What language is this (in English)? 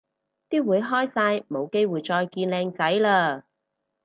Cantonese